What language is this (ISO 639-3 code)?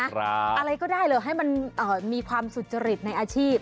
tha